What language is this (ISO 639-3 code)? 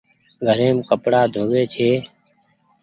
gig